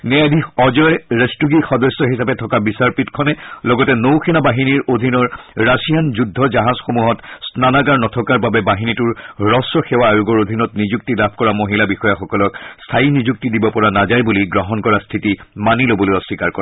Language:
Assamese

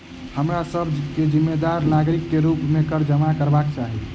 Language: Maithili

